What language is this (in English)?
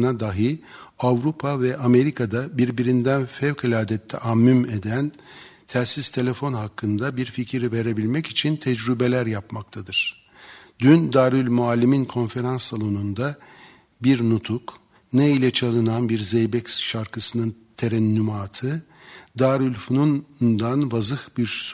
Turkish